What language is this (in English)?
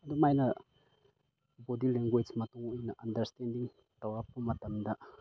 Manipuri